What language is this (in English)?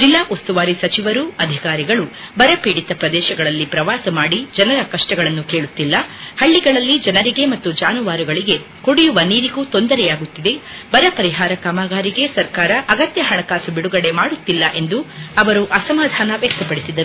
Kannada